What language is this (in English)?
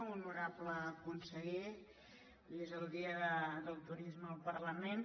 Catalan